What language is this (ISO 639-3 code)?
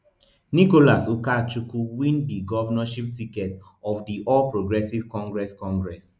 pcm